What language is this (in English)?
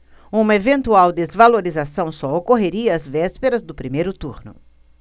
Portuguese